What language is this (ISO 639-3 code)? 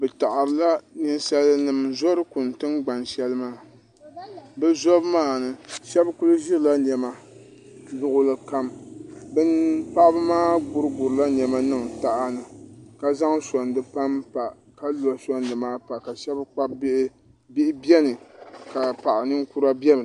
dag